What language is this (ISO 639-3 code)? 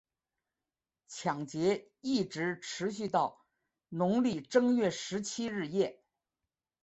zho